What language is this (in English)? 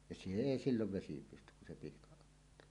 Finnish